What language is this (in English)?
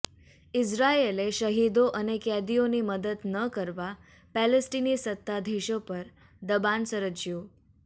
Gujarati